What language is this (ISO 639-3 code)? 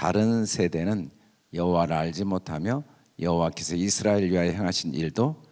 kor